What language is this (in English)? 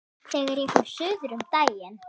Icelandic